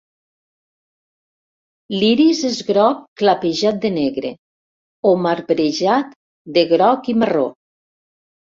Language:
Catalan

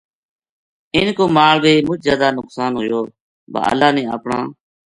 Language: Gujari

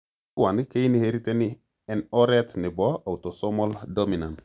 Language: Kalenjin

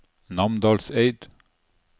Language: Norwegian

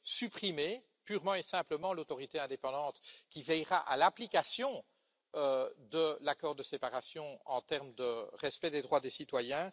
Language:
French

